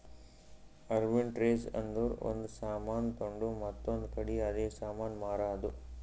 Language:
Kannada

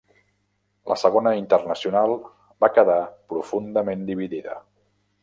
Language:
Catalan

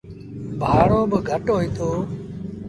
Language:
Sindhi Bhil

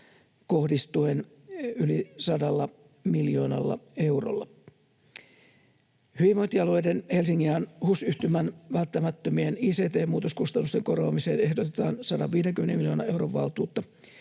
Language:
Finnish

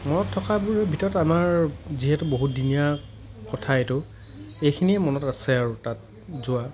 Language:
Assamese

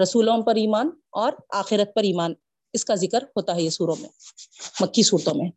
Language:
Urdu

